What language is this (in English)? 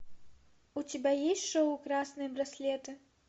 Russian